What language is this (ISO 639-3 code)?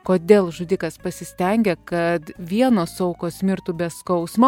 lit